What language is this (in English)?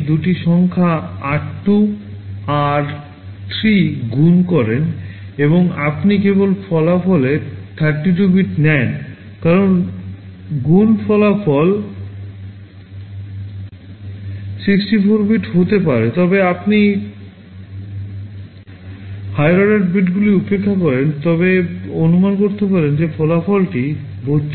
Bangla